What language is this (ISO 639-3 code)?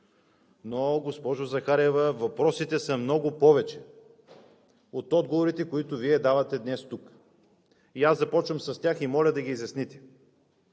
bul